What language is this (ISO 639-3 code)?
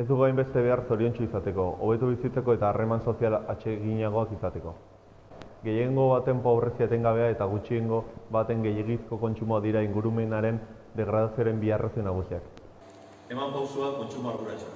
eus